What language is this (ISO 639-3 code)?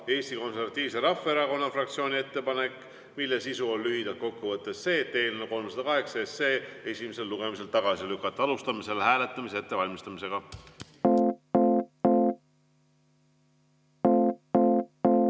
est